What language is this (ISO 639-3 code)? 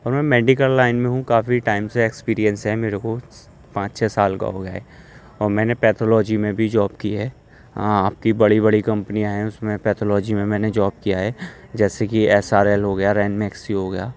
urd